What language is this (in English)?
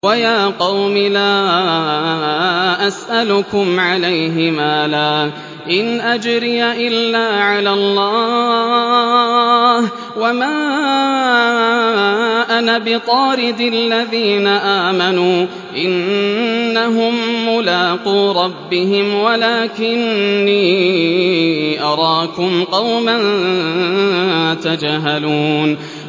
Arabic